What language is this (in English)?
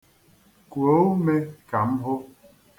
Igbo